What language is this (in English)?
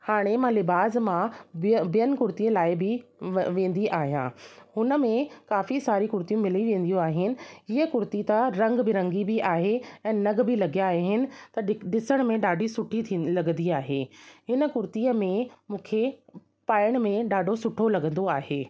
Sindhi